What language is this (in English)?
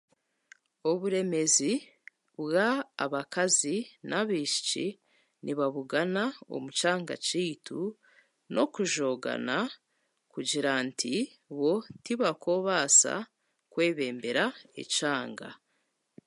Chiga